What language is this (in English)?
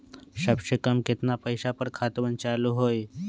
Magahi